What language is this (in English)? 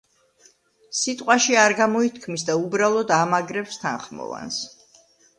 Georgian